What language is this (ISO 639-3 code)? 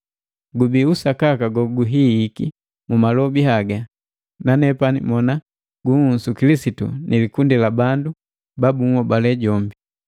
mgv